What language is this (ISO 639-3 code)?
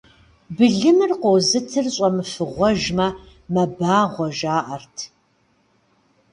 kbd